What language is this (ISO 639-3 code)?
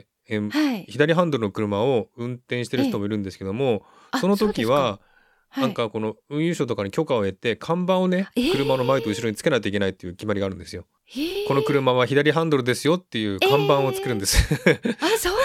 jpn